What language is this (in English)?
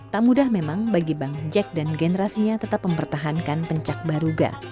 Indonesian